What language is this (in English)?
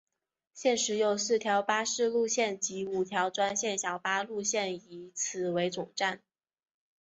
Chinese